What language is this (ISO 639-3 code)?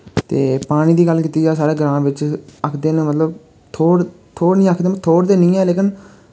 doi